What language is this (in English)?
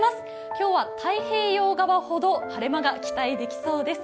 Japanese